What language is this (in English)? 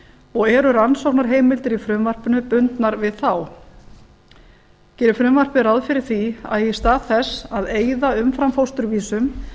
Icelandic